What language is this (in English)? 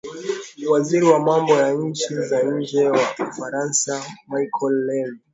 Swahili